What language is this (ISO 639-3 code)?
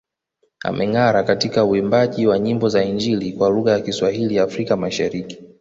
swa